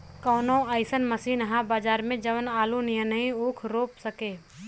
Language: Bhojpuri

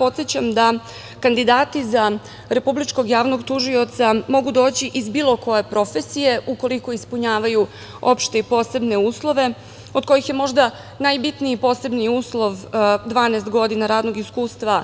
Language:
Serbian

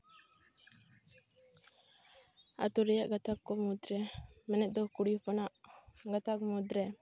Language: Santali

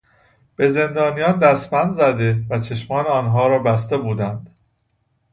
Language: Persian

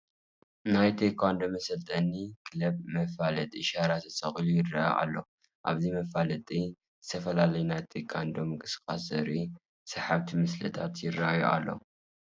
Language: Tigrinya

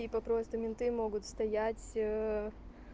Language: Russian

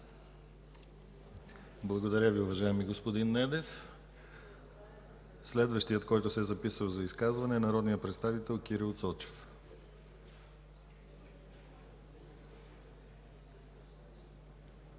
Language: Bulgarian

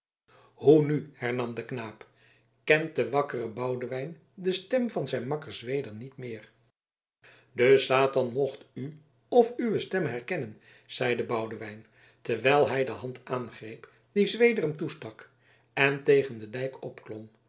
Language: Dutch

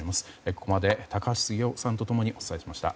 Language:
Japanese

